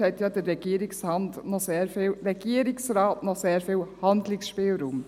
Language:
Swiss German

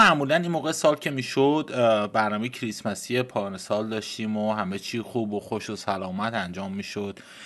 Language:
Persian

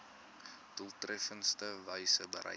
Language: Afrikaans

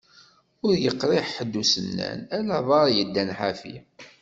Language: Kabyle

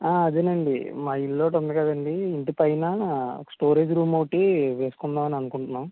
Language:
Telugu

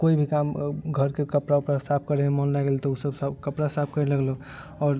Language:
Maithili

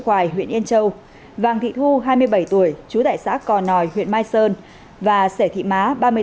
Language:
Vietnamese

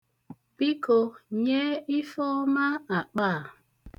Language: Igbo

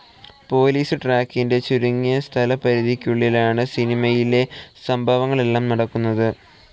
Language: Malayalam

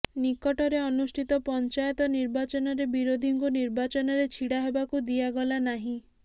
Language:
Odia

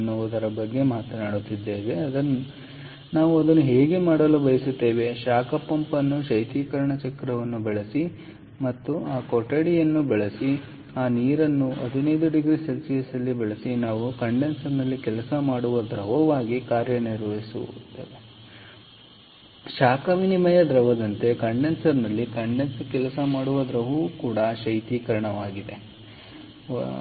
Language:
Kannada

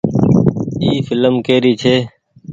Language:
Goaria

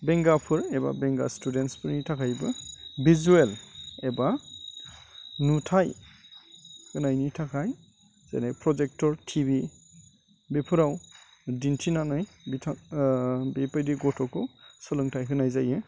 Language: Bodo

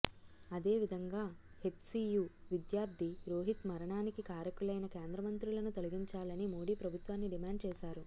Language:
Telugu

